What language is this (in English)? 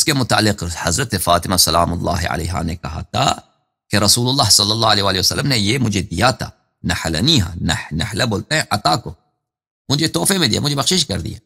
Arabic